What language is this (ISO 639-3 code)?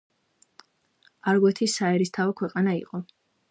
kat